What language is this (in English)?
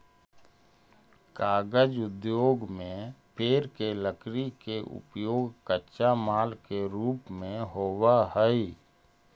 Magahi